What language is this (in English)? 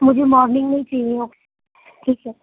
Urdu